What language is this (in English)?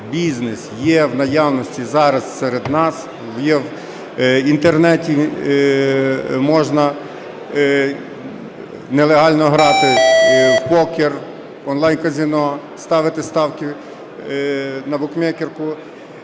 Ukrainian